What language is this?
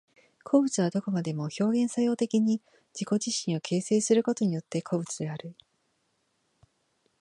Japanese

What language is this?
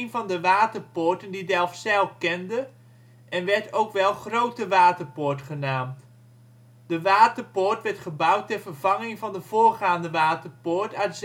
Dutch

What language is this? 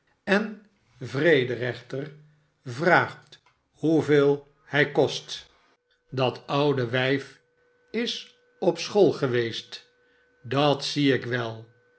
Dutch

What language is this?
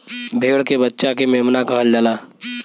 Bhojpuri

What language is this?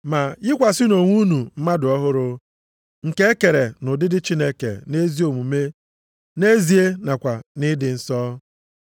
Igbo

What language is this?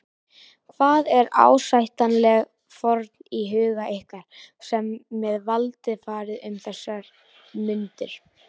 Icelandic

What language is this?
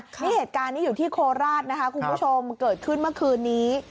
Thai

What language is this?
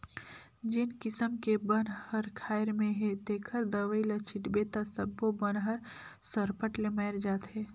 Chhattisgarhi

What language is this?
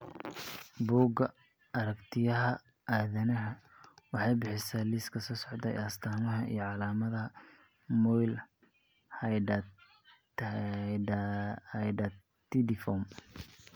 Somali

